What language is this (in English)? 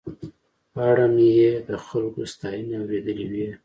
Pashto